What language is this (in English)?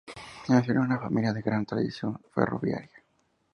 Spanish